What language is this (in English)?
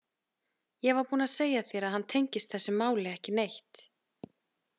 Icelandic